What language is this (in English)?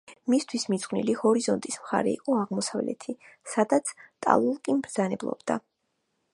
Georgian